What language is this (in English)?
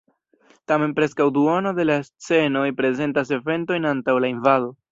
Esperanto